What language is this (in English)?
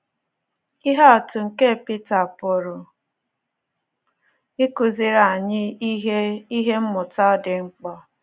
Igbo